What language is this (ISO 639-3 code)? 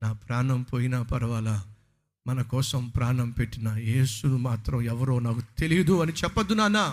tel